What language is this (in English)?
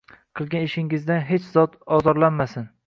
Uzbek